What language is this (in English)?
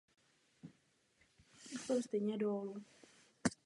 Czech